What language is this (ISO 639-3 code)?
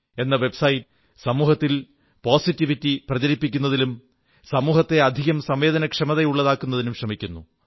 mal